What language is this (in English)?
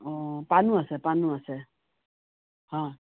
Assamese